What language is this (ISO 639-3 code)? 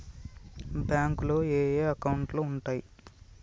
tel